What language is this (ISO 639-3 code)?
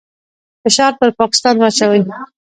pus